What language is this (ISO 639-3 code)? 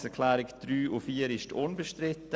gsw